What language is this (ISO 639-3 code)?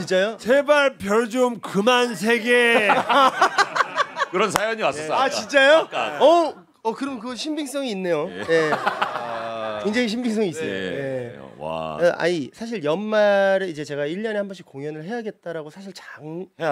kor